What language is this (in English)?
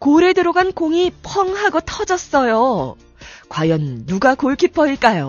Korean